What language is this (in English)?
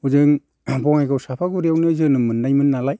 Bodo